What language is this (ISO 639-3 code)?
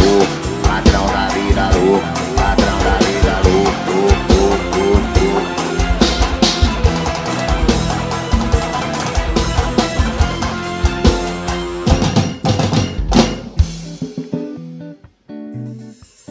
por